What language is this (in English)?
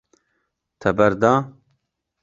Kurdish